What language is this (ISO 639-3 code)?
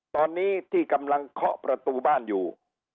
tha